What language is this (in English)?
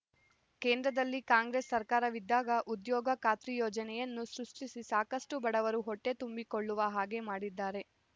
Kannada